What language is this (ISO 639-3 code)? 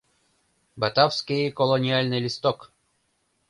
chm